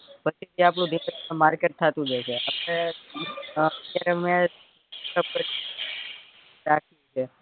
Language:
Gujarati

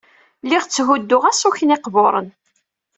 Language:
Kabyle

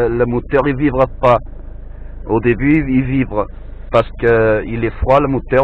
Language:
French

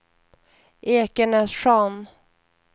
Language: Swedish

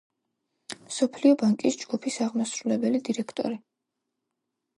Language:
Georgian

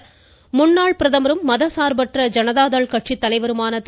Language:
Tamil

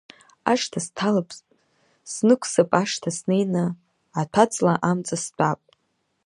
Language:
Abkhazian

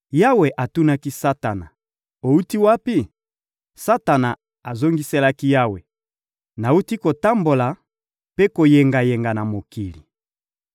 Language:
Lingala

